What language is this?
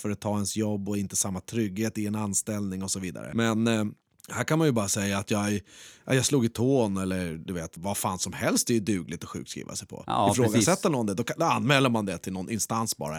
Swedish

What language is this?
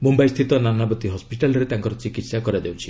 Odia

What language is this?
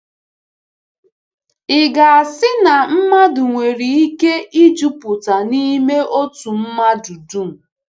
Igbo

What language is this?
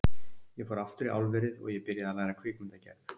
Icelandic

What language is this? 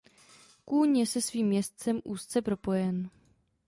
Czech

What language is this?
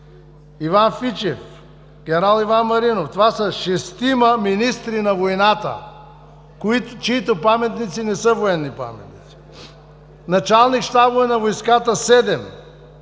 Bulgarian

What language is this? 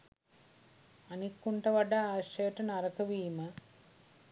Sinhala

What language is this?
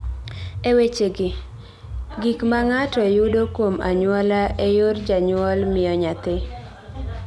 Luo (Kenya and Tanzania)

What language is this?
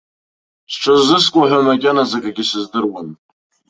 Abkhazian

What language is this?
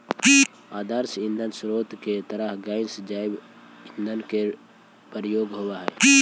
Magahi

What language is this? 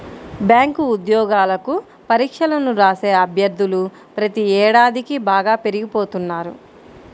Telugu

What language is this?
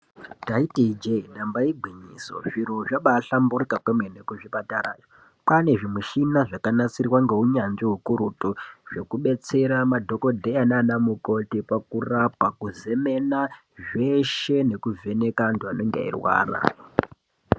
Ndau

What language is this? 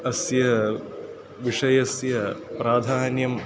Sanskrit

